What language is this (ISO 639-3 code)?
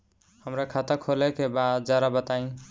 bho